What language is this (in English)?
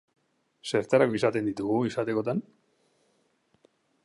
Basque